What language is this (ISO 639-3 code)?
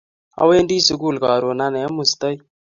kln